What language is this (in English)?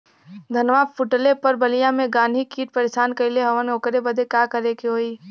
Bhojpuri